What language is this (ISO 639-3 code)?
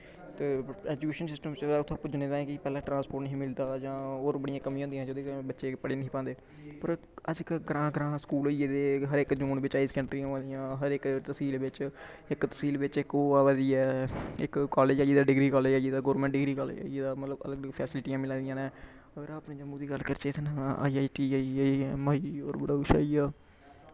doi